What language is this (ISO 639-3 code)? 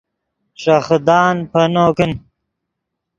ydg